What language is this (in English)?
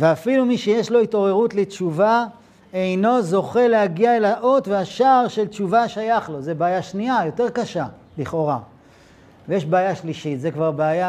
Hebrew